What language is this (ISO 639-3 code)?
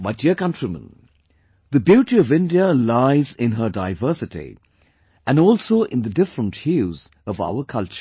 eng